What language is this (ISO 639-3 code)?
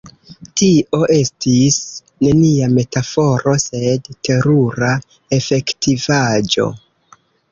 epo